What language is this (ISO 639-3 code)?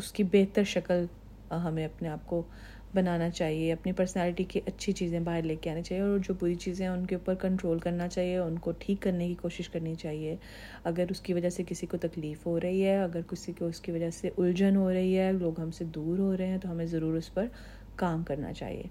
urd